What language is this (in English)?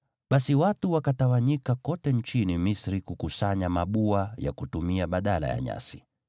Swahili